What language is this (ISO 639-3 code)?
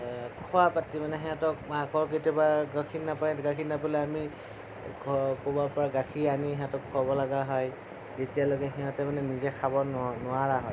asm